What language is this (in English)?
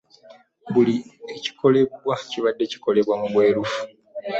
Ganda